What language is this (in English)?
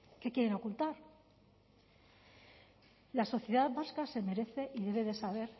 Spanish